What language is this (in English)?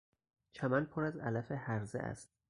Persian